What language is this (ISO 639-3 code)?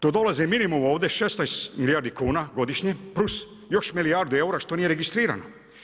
hrv